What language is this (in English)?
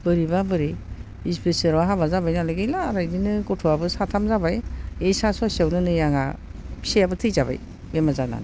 Bodo